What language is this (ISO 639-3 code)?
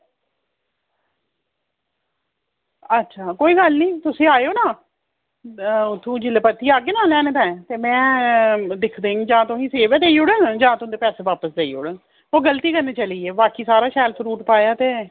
doi